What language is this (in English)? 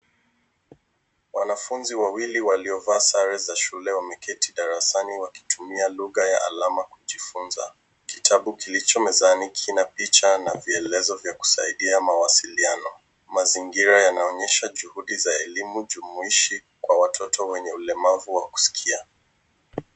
Swahili